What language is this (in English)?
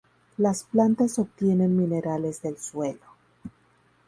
Spanish